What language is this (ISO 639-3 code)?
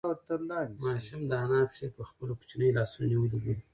pus